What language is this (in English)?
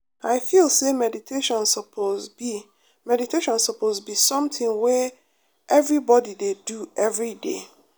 Nigerian Pidgin